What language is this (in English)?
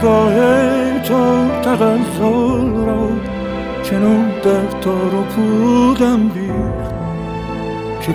Persian